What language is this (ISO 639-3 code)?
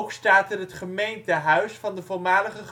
nld